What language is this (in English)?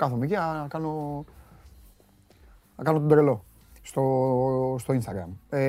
Greek